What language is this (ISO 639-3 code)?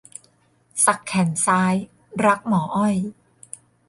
tha